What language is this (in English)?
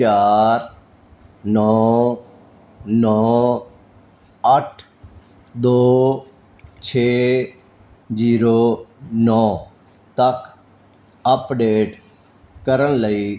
Punjabi